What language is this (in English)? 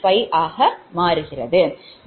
Tamil